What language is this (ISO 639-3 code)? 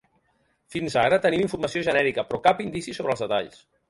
cat